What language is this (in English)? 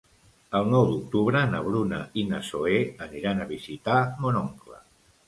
Catalan